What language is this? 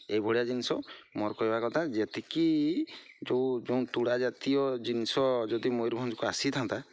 Odia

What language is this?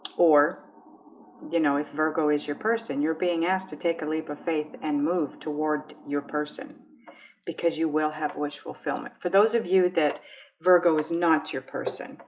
English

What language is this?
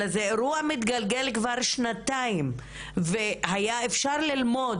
Hebrew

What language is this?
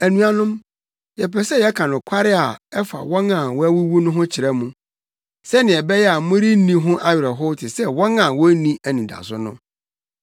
Akan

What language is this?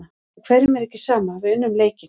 Icelandic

